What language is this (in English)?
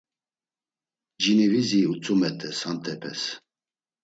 Laz